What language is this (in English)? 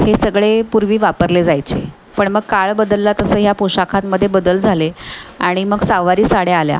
Marathi